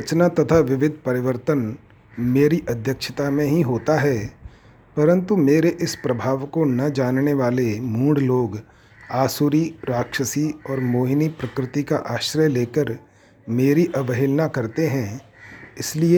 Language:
Hindi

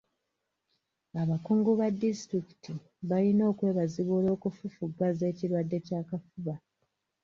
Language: Ganda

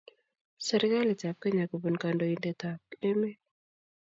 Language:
Kalenjin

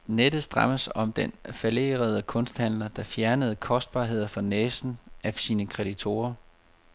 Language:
Danish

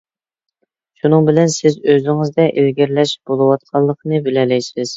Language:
Uyghur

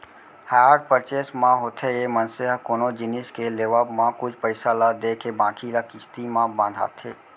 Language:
Chhattisgarhi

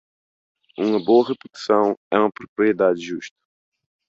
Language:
Portuguese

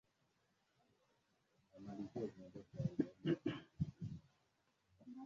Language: Swahili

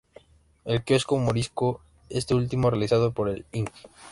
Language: Spanish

